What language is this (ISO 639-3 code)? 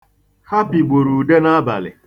ibo